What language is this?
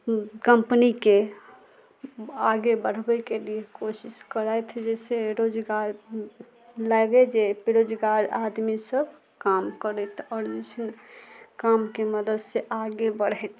Maithili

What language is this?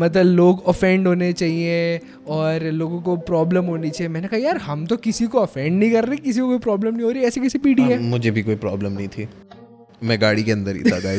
Hindi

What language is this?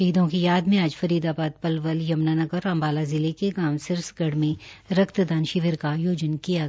Hindi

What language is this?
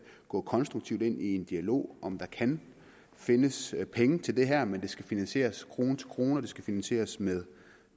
Danish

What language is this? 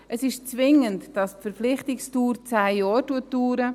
Swiss German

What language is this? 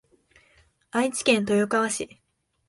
Japanese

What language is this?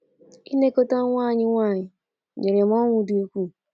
Igbo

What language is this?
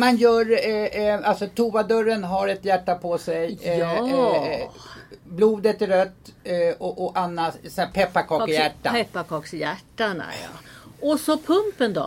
Swedish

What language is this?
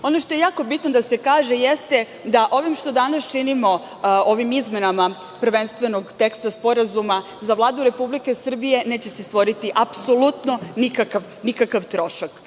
Serbian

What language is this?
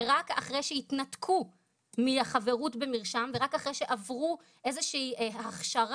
Hebrew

